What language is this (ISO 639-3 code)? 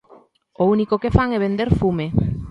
glg